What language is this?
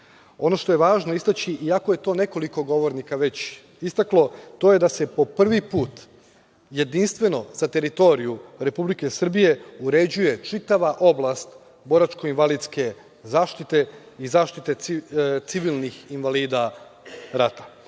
Serbian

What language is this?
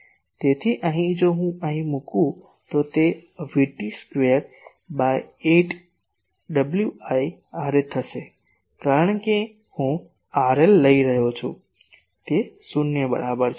Gujarati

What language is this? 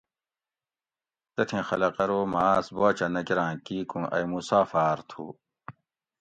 Gawri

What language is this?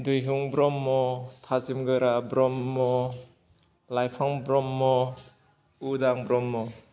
Bodo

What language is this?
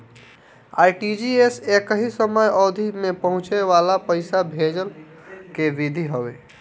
Bhojpuri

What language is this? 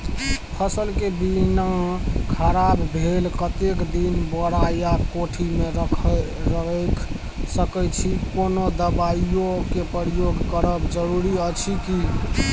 Maithili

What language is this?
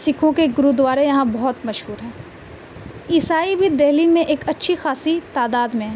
Urdu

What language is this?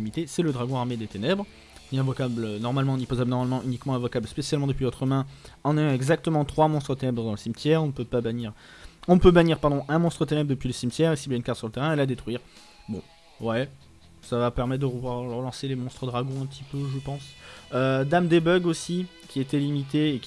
French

